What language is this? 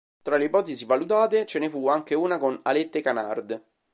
Italian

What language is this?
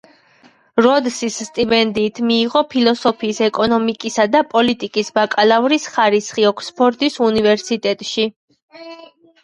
Georgian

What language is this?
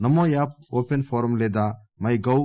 Telugu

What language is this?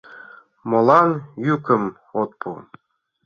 Mari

